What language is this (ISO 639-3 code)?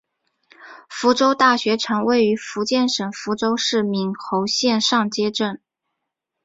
zho